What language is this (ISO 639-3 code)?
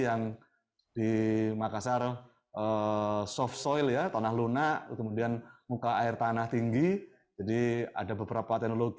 ind